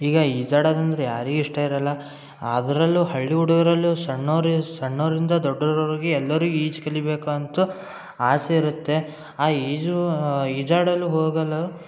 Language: Kannada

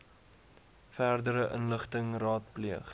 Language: Afrikaans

